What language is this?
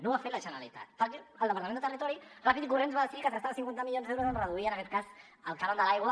Catalan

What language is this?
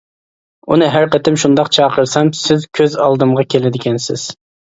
Uyghur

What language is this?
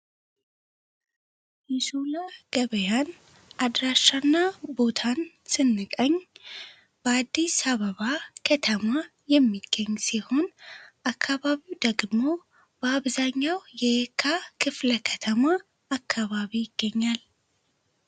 Amharic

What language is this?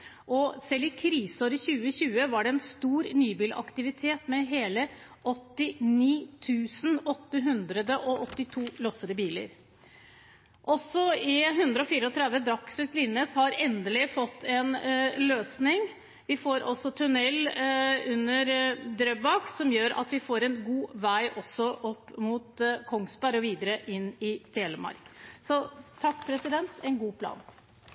Norwegian Bokmål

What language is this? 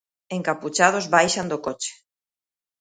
Galician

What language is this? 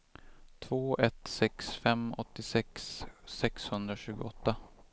Swedish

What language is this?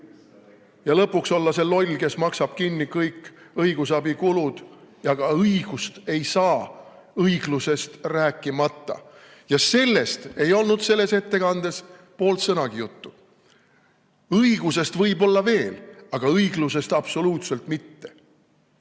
Estonian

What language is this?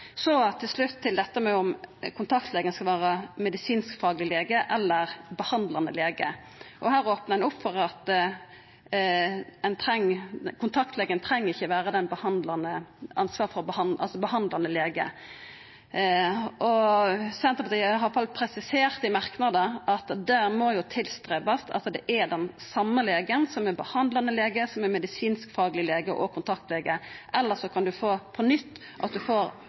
Norwegian Nynorsk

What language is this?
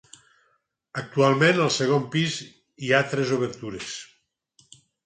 Catalan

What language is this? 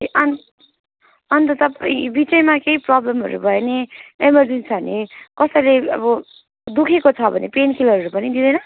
Nepali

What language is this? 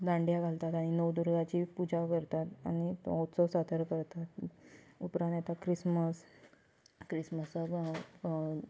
Konkani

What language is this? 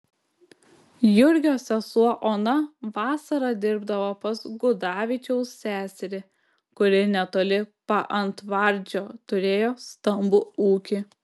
Lithuanian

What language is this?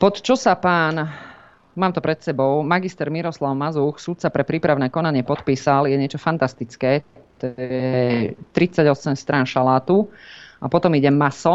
Slovak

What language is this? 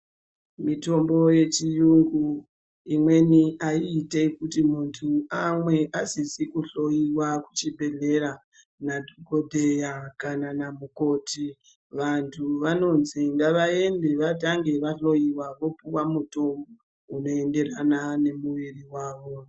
Ndau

